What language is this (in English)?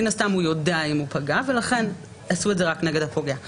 Hebrew